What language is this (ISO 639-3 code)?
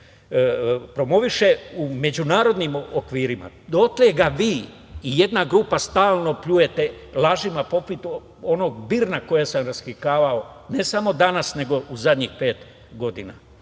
srp